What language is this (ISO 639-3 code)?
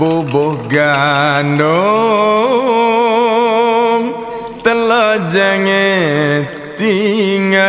ind